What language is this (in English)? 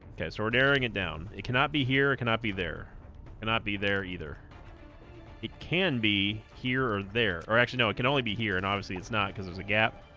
English